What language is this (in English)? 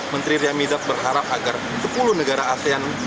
Indonesian